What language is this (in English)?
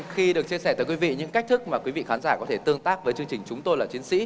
Vietnamese